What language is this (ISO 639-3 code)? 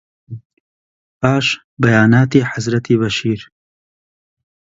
ckb